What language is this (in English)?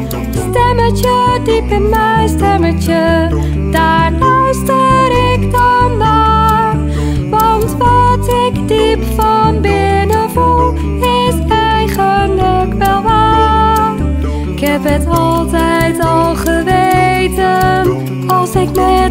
Dutch